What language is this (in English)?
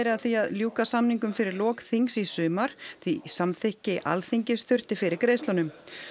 Icelandic